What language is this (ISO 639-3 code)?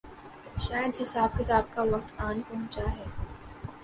urd